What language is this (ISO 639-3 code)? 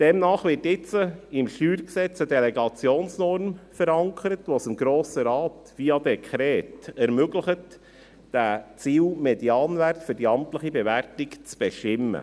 gsw